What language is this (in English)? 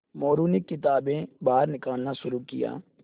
Hindi